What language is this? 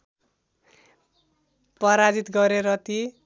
Nepali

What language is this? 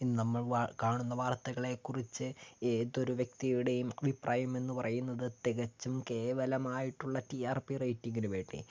Malayalam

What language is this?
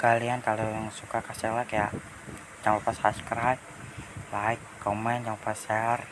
Indonesian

